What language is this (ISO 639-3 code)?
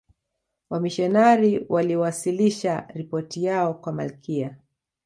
swa